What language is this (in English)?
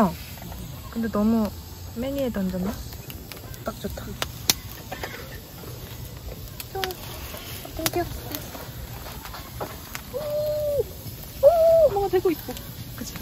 Korean